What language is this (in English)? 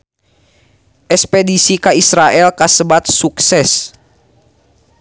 Sundanese